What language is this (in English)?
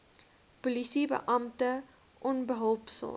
Afrikaans